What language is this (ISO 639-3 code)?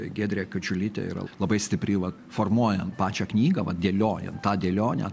lit